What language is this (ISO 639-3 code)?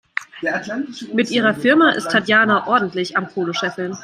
deu